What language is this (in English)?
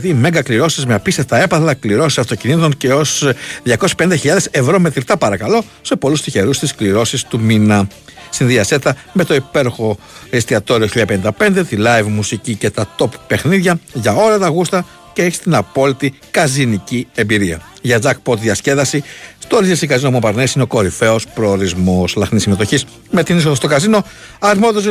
Greek